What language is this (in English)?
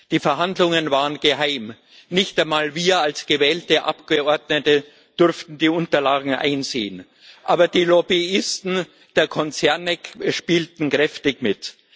German